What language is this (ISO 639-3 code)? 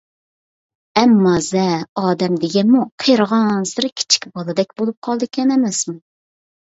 uig